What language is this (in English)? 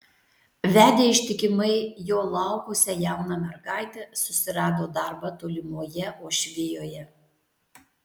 Lithuanian